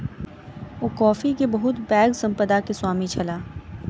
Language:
Maithili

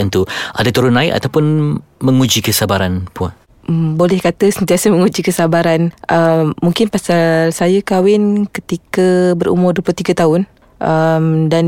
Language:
Malay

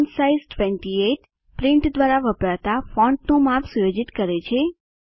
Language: Gujarati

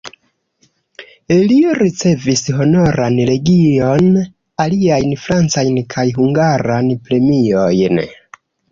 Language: Esperanto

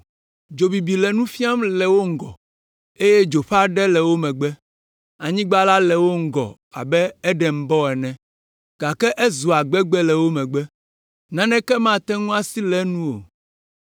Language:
Ewe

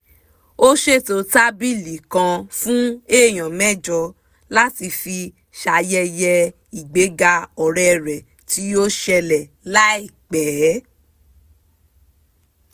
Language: Yoruba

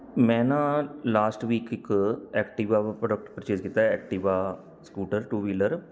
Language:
Punjabi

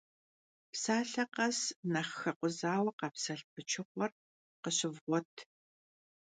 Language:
Kabardian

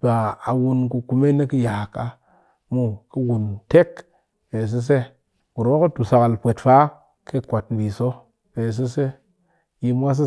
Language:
Cakfem-Mushere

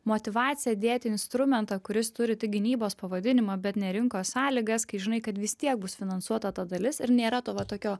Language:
Lithuanian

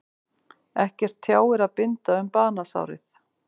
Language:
Icelandic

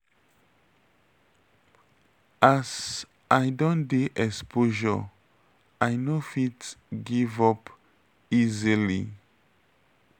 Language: Nigerian Pidgin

